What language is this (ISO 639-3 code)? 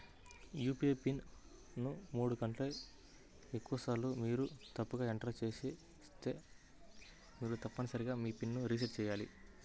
tel